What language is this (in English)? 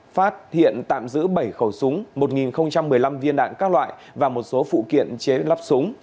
Vietnamese